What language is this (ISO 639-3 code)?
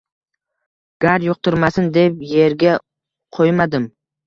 uzb